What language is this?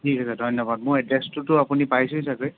Assamese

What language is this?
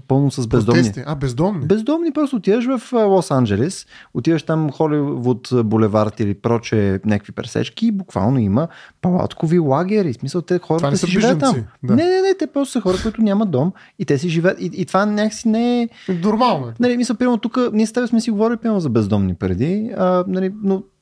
Bulgarian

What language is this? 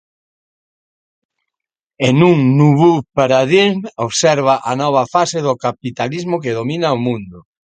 Galician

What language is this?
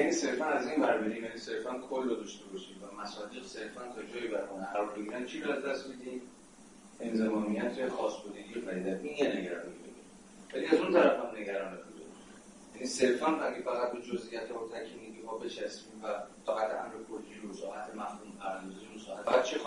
Persian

